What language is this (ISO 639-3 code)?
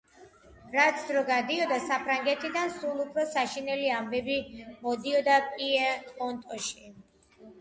kat